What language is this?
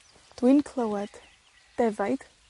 Welsh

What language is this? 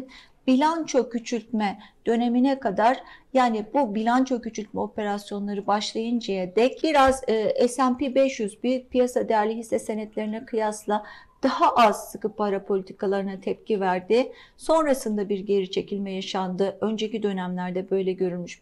Turkish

